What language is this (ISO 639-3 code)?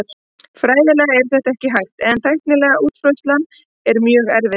isl